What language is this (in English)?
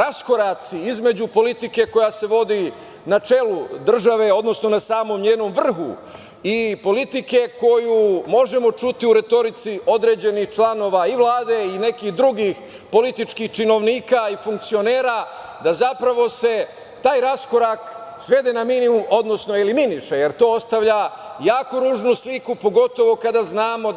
Serbian